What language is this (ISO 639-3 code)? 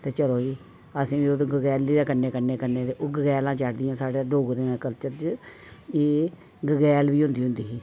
doi